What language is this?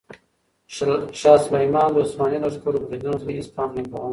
Pashto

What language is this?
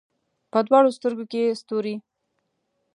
Pashto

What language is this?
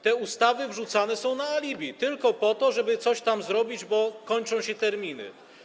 Polish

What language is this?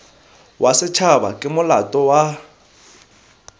Tswana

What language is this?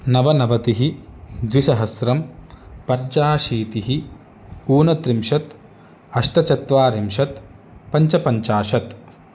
Sanskrit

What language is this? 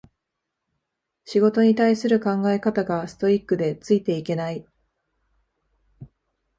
Japanese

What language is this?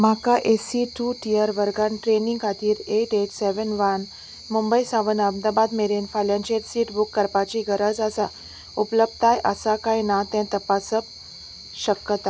Konkani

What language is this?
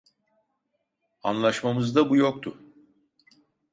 Turkish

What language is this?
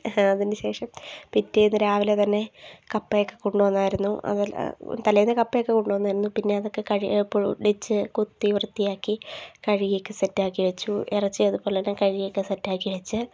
Malayalam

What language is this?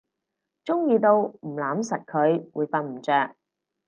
Cantonese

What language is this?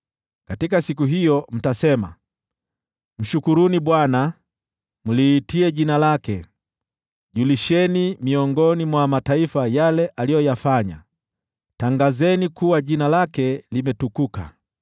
Swahili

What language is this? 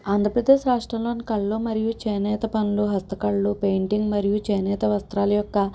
Telugu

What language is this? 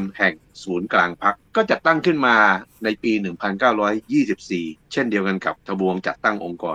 Thai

